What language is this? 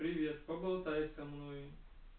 Russian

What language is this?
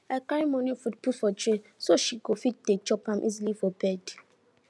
Nigerian Pidgin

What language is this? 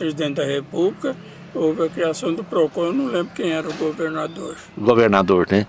Portuguese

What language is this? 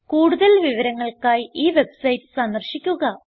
Malayalam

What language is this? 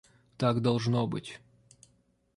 Russian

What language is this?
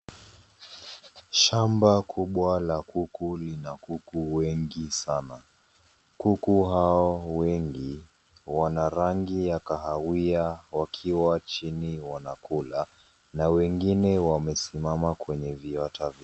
Swahili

